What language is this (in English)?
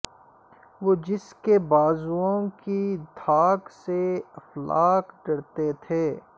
Urdu